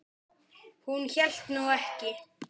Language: Icelandic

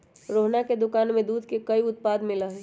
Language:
Magahi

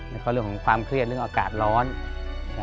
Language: Thai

